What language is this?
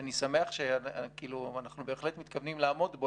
Hebrew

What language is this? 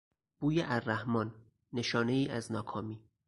Persian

